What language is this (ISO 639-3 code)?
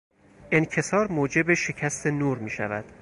fas